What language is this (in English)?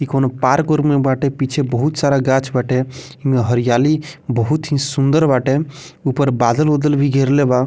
Bhojpuri